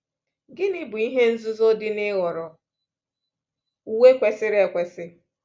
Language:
Igbo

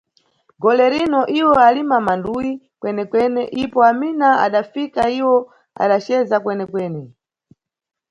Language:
Nyungwe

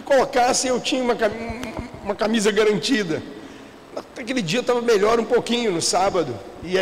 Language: Portuguese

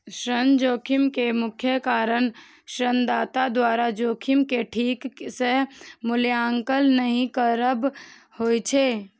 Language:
Maithili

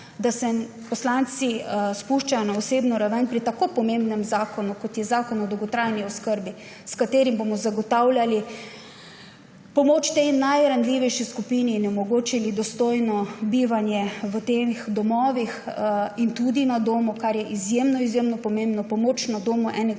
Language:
Slovenian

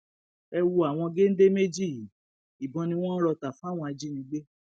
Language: Yoruba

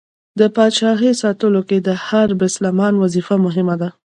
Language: Pashto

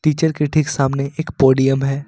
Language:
Hindi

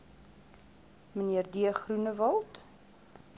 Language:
Afrikaans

